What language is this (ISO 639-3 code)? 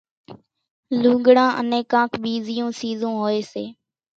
gjk